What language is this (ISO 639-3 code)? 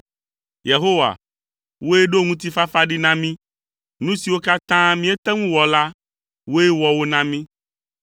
ewe